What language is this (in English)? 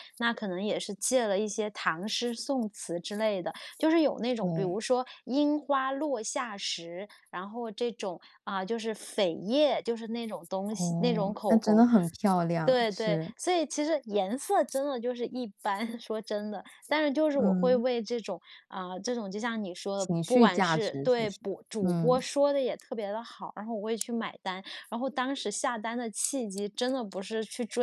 Chinese